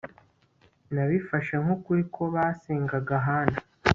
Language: Kinyarwanda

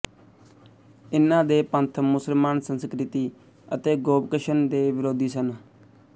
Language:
Punjabi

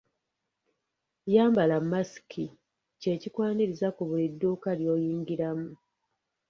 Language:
Ganda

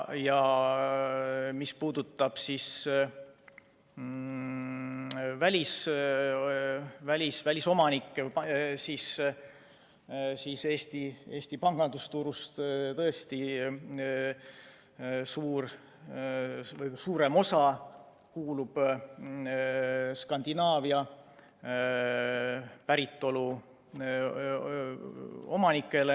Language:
Estonian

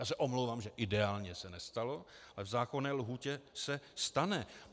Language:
Czech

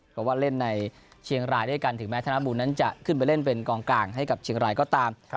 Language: Thai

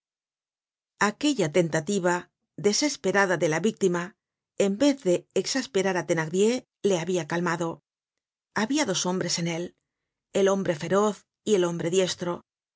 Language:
Spanish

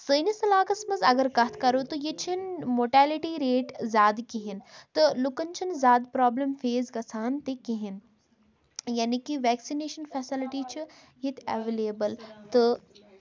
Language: Kashmiri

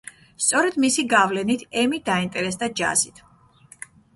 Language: Georgian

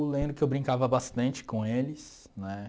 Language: Portuguese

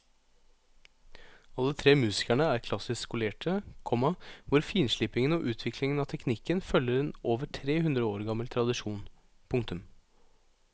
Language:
Norwegian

